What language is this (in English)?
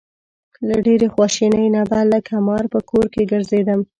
Pashto